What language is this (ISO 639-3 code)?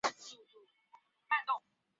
zho